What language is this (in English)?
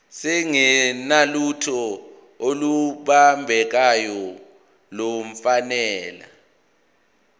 Zulu